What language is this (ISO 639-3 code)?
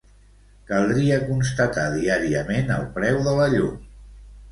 cat